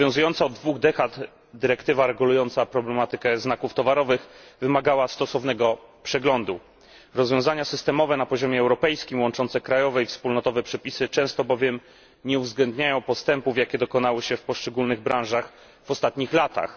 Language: Polish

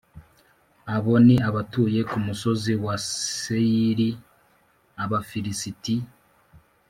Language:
Kinyarwanda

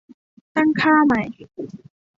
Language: Thai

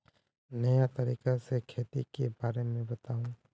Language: Magahi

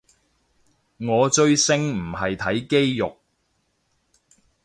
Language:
Cantonese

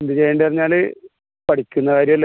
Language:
Malayalam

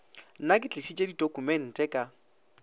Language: Northern Sotho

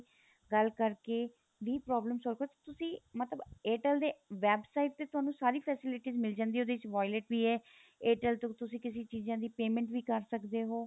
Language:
Punjabi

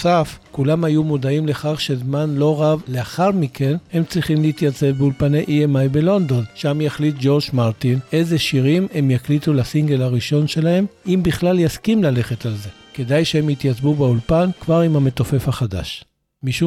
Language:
Hebrew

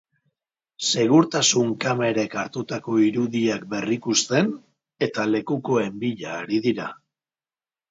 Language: Basque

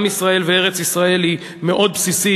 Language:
Hebrew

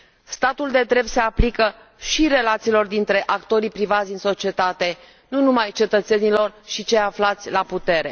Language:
Romanian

